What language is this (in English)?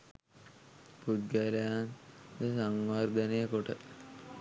Sinhala